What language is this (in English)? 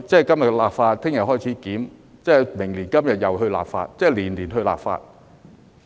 Cantonese